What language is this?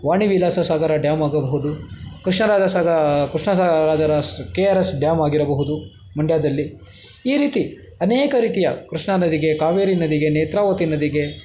Kannada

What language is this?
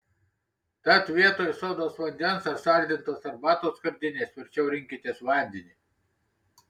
Lithuanian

